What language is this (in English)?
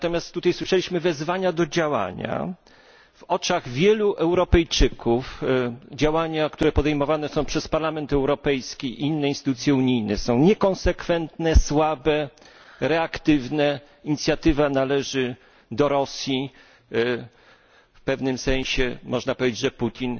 Polish